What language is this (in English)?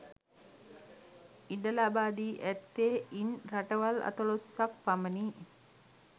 Sinhala